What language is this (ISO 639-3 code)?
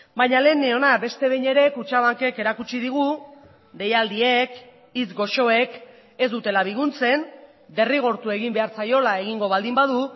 eus